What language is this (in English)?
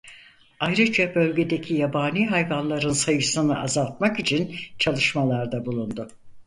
Turkish